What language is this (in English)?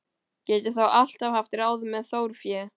Icelandic